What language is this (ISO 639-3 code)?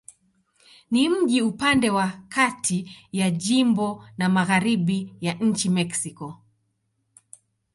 swa